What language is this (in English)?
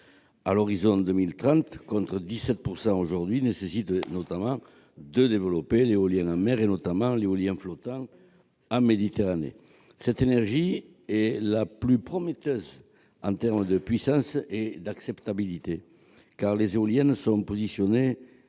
French